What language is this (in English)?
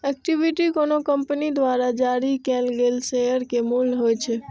Maithili